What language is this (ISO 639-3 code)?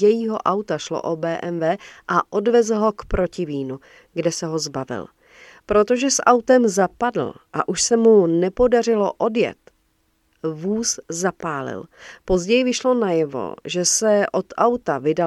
ces